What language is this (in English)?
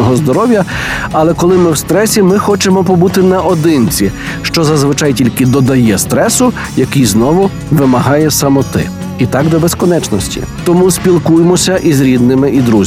Ukrainian